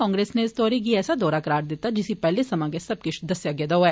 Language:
Dogri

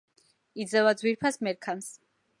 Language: Georgian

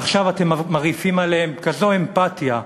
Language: Hebrew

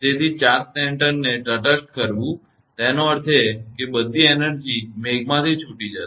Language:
Gujarati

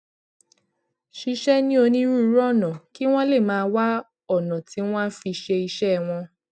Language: Yoruba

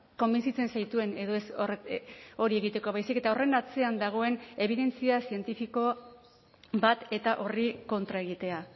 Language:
Basque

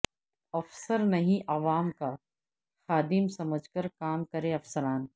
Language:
Urdu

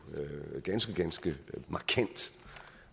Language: Danish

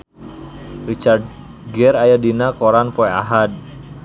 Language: Sundanese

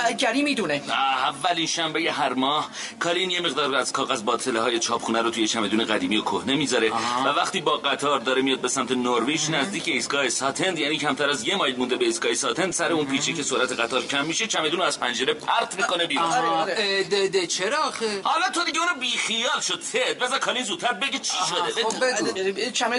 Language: Persian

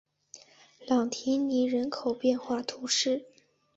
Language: Chinese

